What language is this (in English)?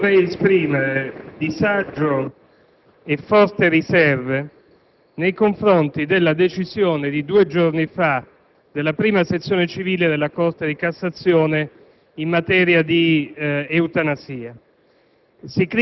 Italian